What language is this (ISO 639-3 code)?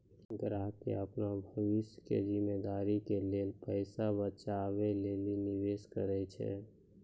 mai